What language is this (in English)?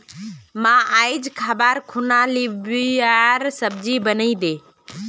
Magahi